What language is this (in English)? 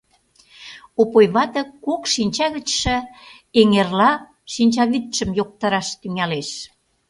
Mari